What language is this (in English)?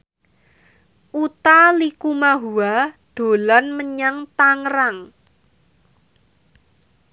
Javanese